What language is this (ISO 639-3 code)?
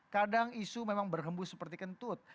ind